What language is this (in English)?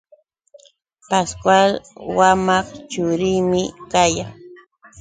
Yauyos Quechua